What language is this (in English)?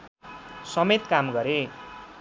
Nepali